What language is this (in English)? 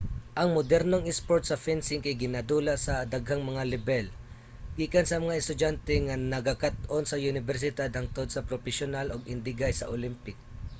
Cebuano